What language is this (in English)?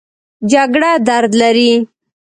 Pashto